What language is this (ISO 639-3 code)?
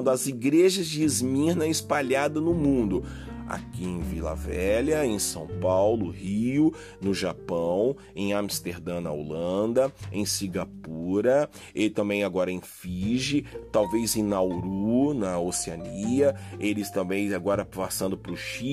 por